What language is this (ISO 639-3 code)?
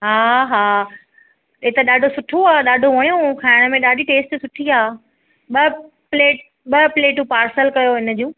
snd